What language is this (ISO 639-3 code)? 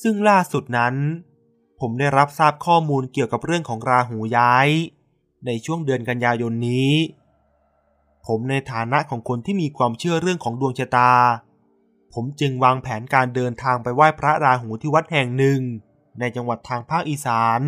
tha